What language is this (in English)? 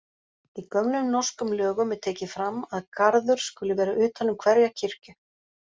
Icelandic